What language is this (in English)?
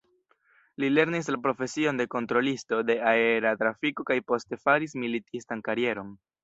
Esperanto